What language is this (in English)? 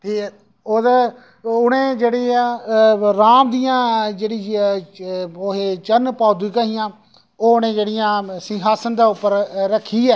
Dogri